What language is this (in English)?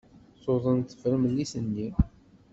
Kabyle